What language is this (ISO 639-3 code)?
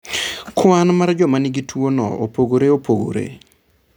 luo